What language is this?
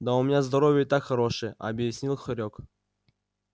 Russian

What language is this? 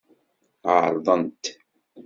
Kabyle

